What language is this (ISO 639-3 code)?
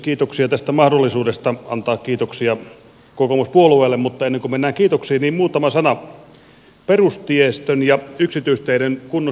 fin